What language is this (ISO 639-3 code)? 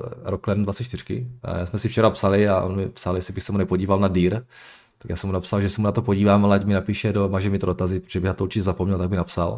ces